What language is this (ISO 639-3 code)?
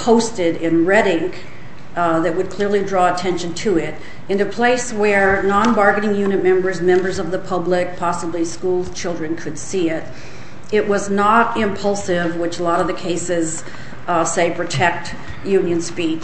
eng